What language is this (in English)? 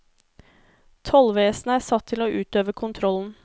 Norwegian